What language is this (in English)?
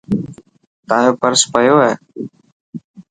Dhatki